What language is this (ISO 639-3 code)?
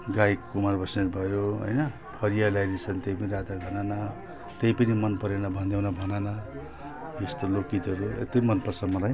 nep